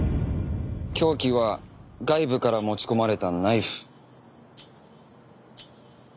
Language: Japanese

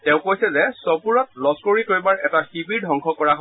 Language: Assamese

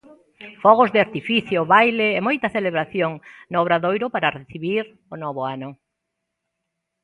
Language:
Galician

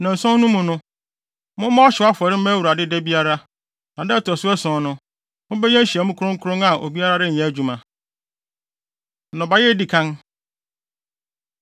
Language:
Akan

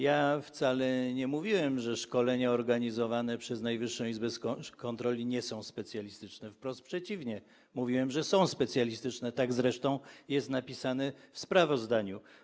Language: Polish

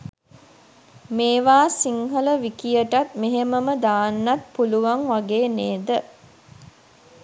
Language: Sinhala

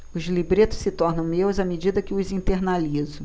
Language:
Portuguese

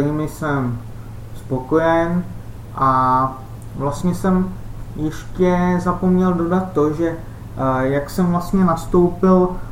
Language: Czech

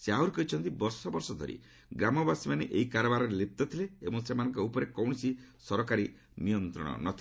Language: Odia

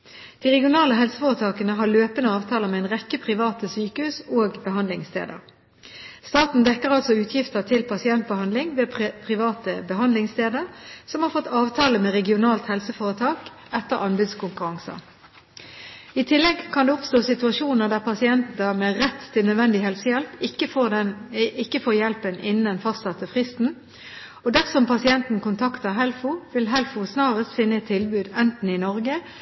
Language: Norwegian Bokmål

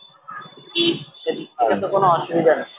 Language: Bangla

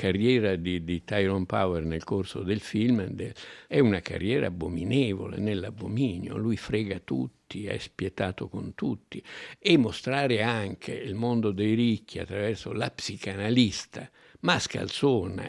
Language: Italian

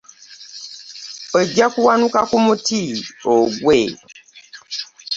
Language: Ganda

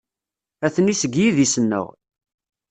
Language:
Kabyle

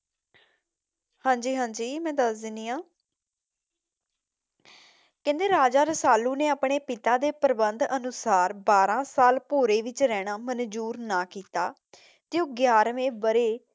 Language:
Punjabi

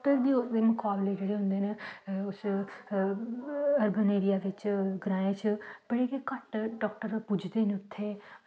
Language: Dogri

